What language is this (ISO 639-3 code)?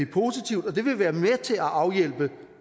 dan